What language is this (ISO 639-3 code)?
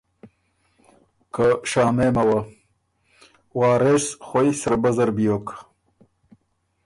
oru